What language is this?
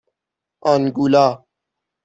Persian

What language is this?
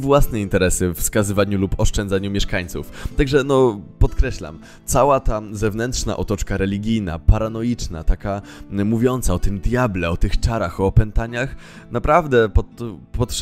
Polish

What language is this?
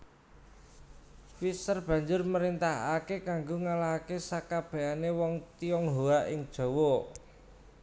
Javanese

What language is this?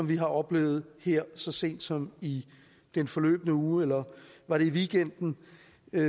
Danish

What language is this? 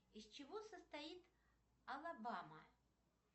Russian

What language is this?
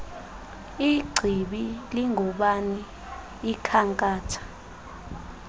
Xhosa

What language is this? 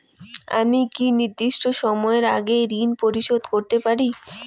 Bangla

